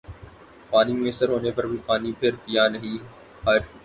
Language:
Urdu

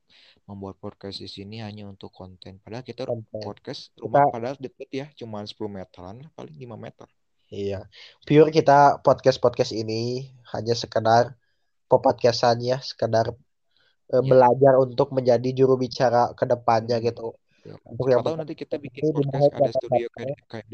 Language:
Indonesian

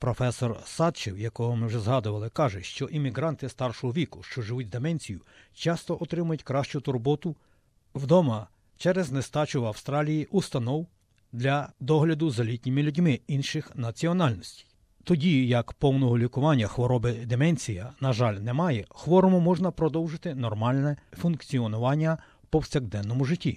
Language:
Ukrainian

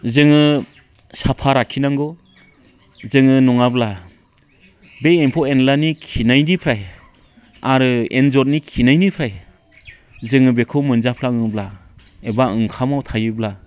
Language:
Bodo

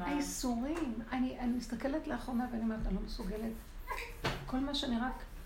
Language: Hebrew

